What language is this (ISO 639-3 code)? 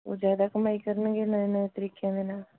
pan